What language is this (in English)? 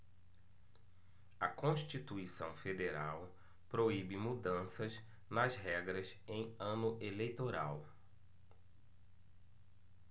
Portuguese